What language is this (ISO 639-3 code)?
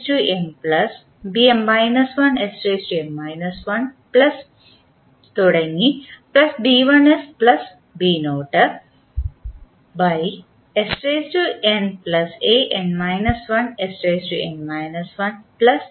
mal